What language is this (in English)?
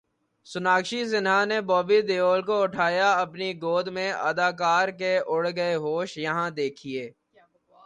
Urdu